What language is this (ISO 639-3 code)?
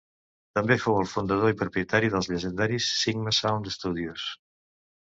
cat